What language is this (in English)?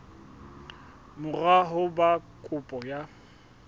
Southern Sotho